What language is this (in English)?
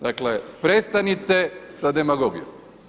Croatian